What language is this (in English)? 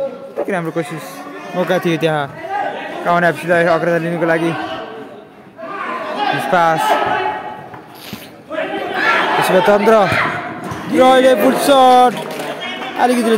Indonesian